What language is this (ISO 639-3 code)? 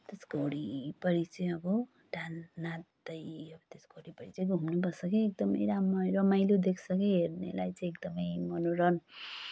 nep